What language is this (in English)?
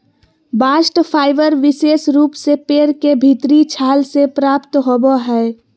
Magahi